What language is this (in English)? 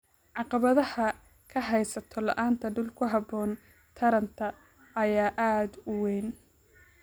Somali